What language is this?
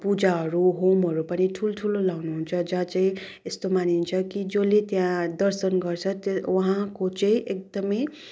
Nepali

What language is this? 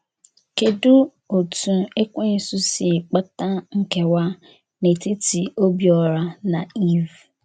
Igbo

